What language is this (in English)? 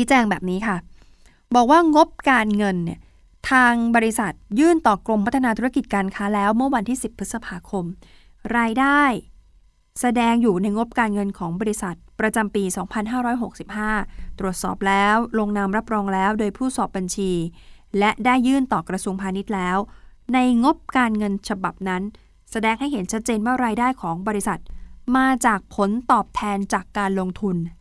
Thai